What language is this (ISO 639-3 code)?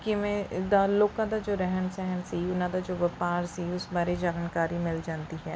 pan